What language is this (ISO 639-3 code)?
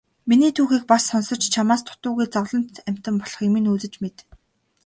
mon